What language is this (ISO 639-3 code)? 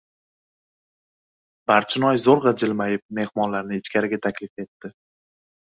uzb